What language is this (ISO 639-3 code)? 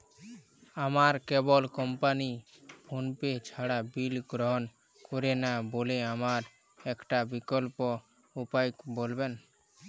ben